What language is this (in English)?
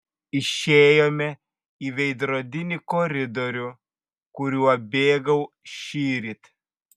Lithuanian